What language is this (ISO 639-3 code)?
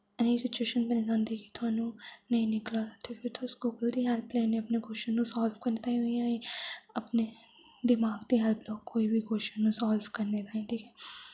doi